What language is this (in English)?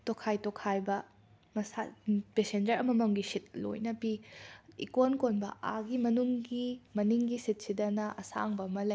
Manipuri